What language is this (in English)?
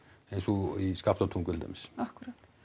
Icelandic